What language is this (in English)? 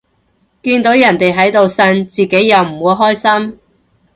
Cantonese